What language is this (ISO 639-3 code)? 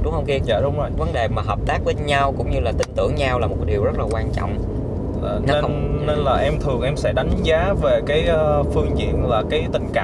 vie